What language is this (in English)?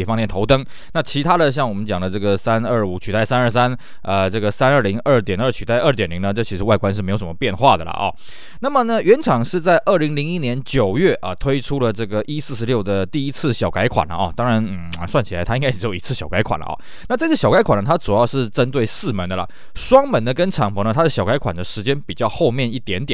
Chinese